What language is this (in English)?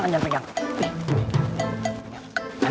Indonesian